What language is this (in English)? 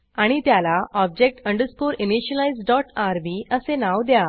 Marathi